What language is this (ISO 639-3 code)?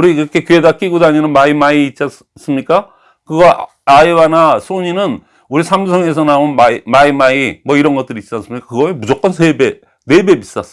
kor